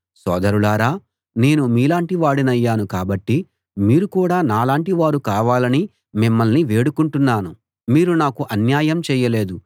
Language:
Telugu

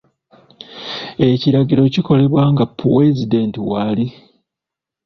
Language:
Ganda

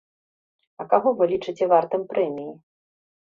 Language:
Belarusian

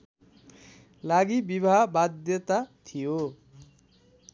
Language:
Nepali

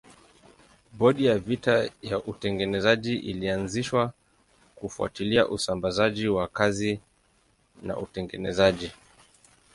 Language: Swahili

